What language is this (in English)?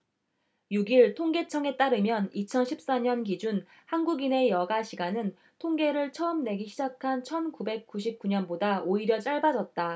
Korean